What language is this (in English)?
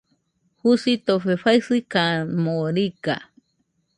Nüpode Huitoto